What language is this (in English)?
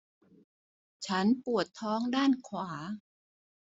Thai